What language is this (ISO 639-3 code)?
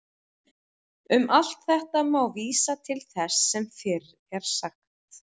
isl